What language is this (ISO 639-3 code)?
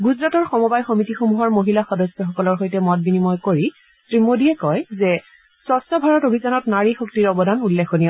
asm